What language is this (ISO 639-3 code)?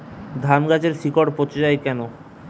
ben